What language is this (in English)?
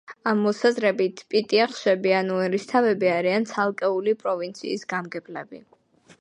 Georgian